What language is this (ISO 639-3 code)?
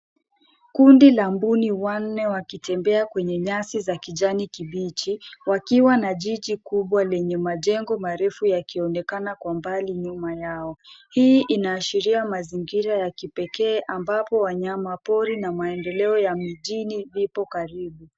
swa